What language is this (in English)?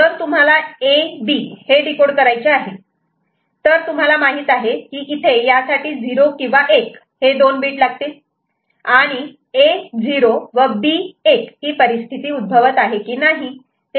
Marathi